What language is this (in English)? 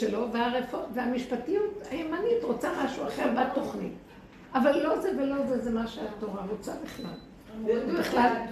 Hebrew